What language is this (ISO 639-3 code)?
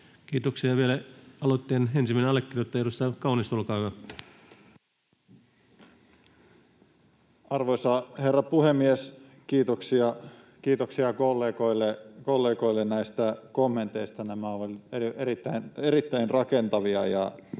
fin